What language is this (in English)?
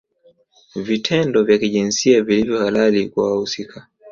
Swahili